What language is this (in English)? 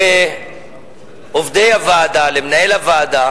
Hebrew